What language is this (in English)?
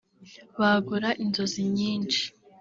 Kinyarwanda